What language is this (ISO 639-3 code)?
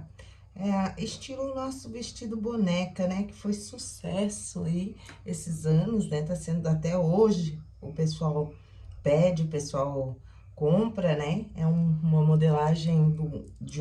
por